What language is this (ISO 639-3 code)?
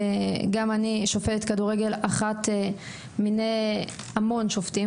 heb